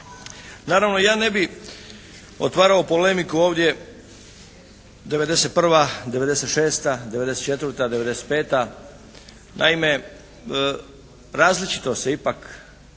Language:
Croatian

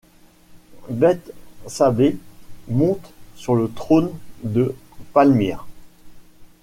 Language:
French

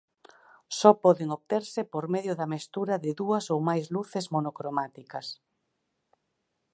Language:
Galician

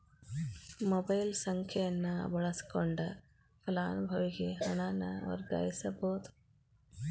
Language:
Kannada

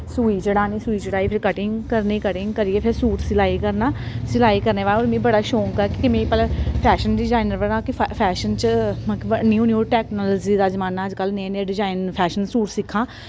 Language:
Dogri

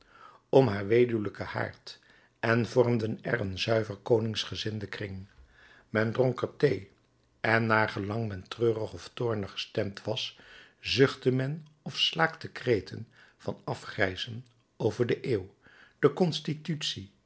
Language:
Dutch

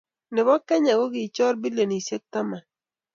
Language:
Kalenjin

